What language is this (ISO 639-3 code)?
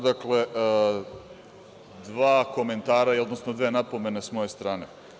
srp